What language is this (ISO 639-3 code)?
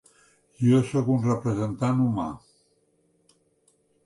cat